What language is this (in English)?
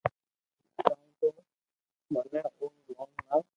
Loarki